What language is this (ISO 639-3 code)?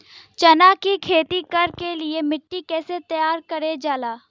bho